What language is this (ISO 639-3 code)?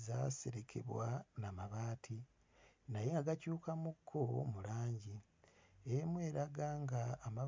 lug